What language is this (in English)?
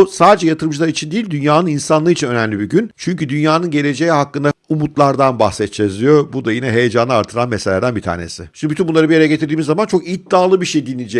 Turkish